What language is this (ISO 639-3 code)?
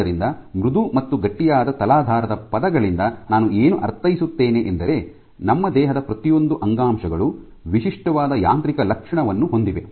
kan